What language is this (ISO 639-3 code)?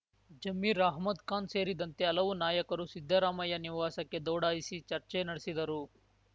kan